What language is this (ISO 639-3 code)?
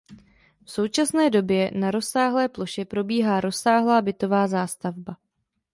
ces